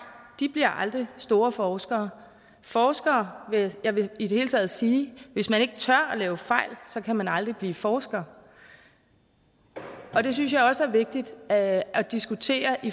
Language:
Danish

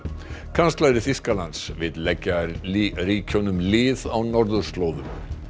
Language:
Icelandic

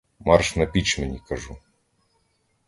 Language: Ukrainian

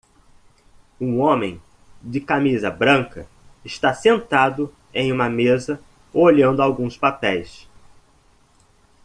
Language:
Portuguese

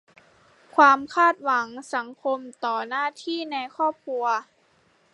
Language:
Thai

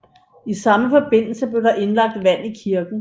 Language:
Danish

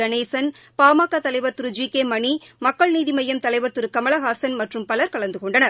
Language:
Tamil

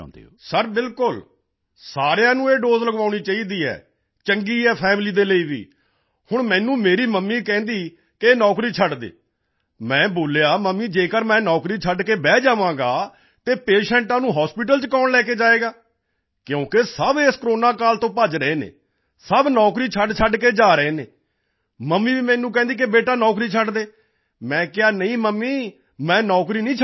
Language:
Punjabi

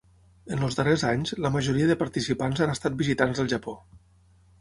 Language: Catalan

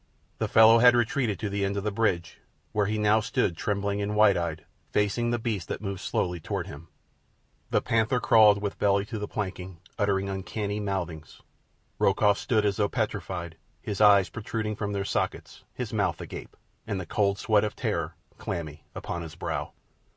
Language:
English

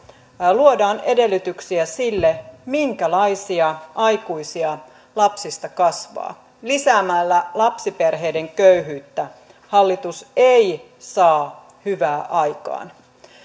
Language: Finnish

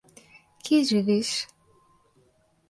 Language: Slovenian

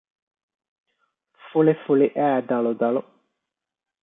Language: Divehi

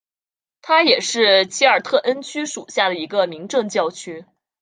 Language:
Chinese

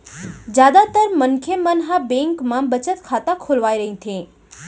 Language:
Chhattisgarhi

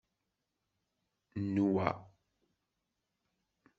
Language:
Kabyle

